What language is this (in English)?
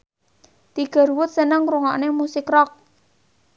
Javanese